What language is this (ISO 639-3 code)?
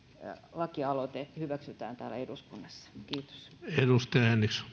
fin